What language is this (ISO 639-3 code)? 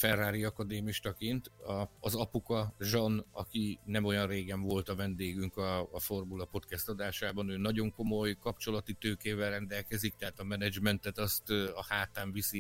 hun